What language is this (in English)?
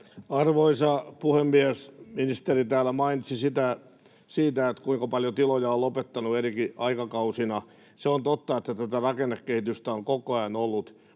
Finnish